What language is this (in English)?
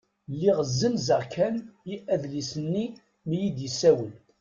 Kabyle